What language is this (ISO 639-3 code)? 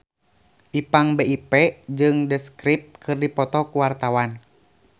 sun